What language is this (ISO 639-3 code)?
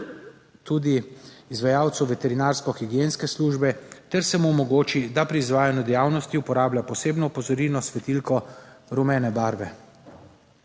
slv